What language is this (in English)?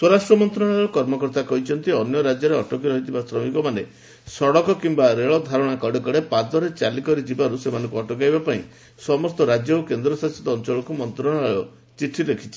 Odia